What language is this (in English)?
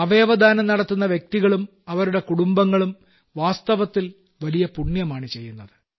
Malayalam